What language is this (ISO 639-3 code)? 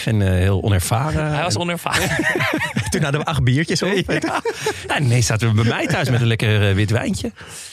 nld